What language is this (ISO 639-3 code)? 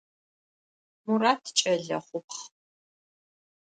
ady